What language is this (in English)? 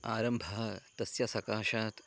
Sanskrit